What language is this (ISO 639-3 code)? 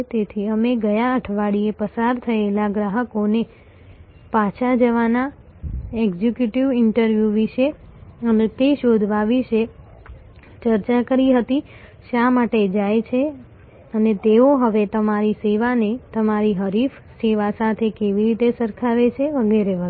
guj